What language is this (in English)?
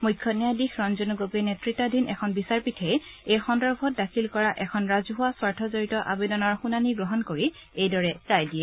Assamese